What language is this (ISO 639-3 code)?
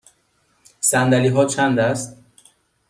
fas